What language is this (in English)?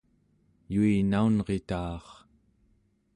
Central Yupik